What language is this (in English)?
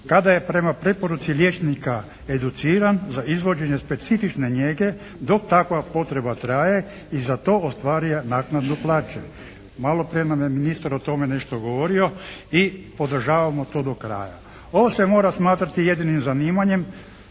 Croatian